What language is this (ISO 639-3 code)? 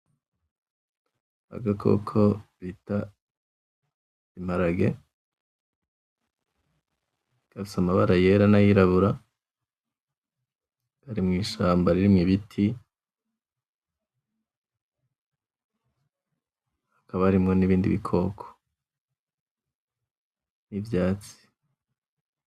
run